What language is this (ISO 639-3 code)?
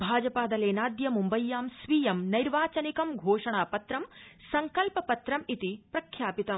san